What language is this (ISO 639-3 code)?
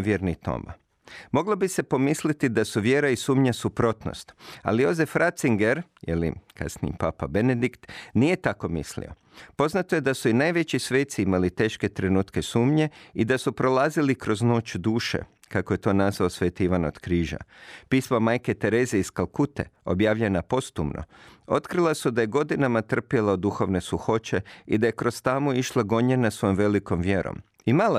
hrv